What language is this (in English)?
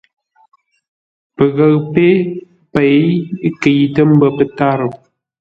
Ngombale